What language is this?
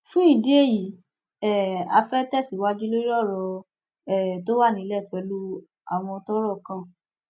Yoruba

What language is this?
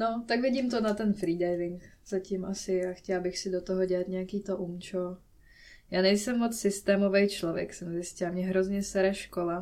Czech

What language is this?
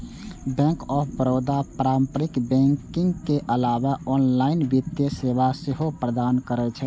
Maithili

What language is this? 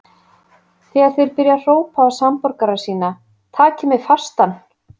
Icelandic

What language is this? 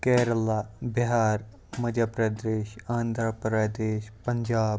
Kashmiri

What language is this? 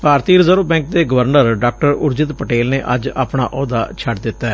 Punjabi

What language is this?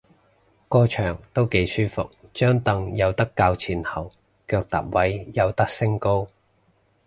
Cantonese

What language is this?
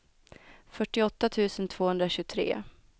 Swedish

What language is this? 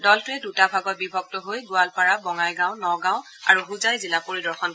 Assamese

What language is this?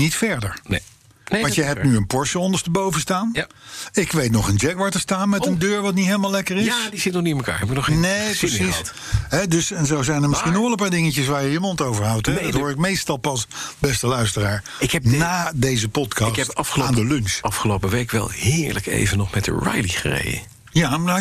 Dutch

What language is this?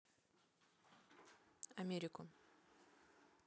Russian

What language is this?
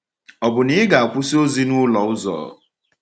Igbo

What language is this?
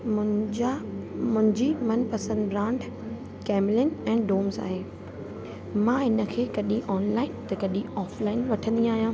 Sindhi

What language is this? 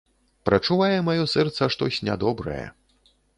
Belarusian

